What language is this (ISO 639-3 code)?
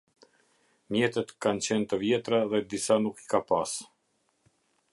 sqi